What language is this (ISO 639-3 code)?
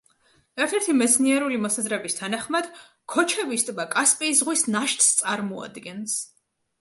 kat